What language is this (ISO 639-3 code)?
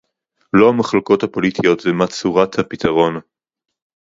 heb